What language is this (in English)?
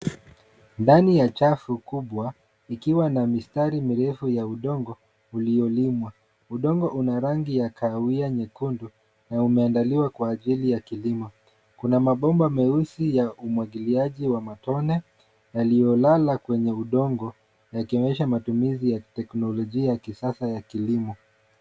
Swahili